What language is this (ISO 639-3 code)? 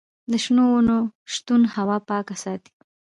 pus